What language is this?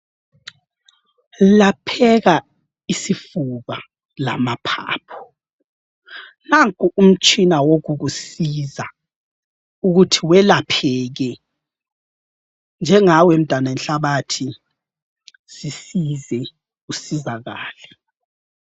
North Ndebele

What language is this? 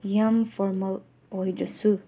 Manipuri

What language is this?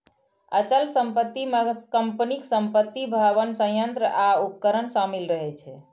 Maithili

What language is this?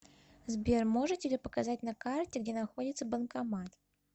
Russian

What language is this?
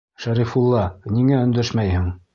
Bashkir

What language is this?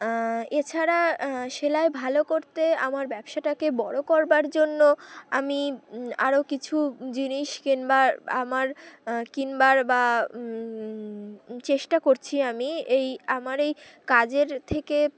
Bangla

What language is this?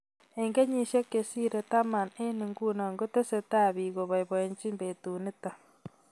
Kalenjin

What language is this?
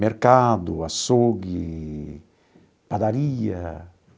Portuguese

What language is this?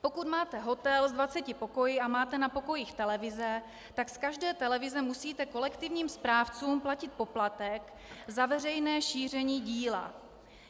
Czech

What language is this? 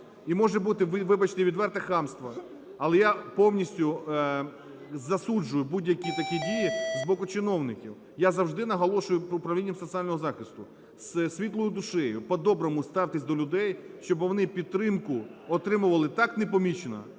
Ukrainian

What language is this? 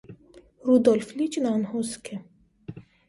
Armenian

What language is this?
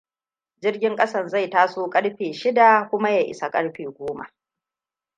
Hausa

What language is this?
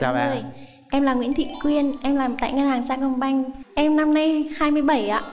Vietnamese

